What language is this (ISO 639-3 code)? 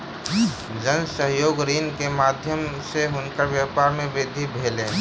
mai